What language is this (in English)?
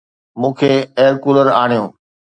Sindhi